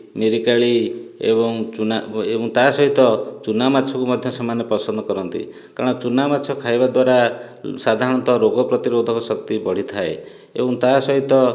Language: Odia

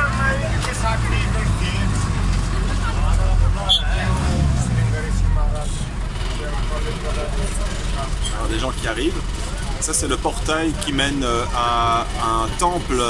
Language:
French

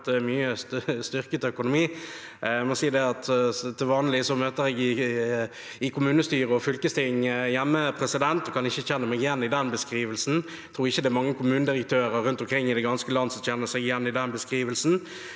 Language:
Norwegian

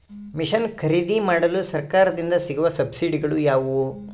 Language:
Kannada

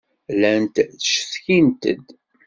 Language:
Kabyle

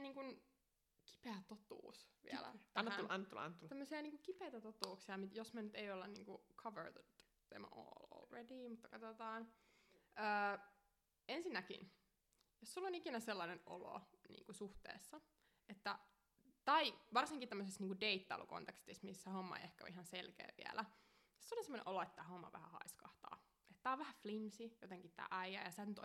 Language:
Finnish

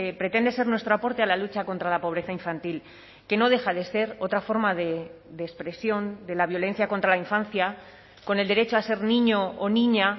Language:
Spanish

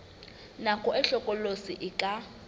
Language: Southern Sotho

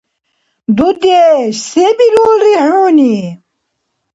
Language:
Dargwa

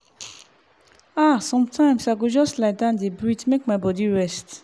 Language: Nigerian Pidgin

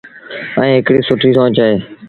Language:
Sindhi Bhil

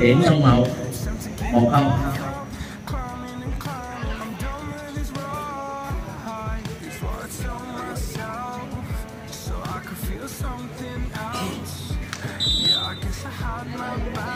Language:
Vietnamese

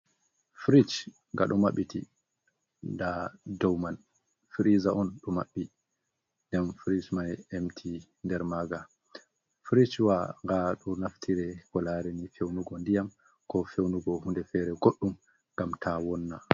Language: Fula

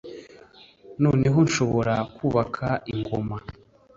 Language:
Kinyarwanda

